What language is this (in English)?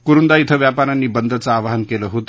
Marathi